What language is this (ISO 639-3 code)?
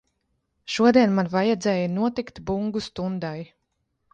lav